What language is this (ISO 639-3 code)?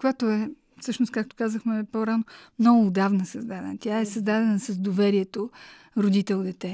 bul